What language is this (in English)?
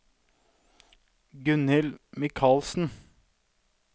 Norwegian